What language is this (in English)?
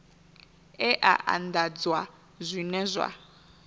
Venda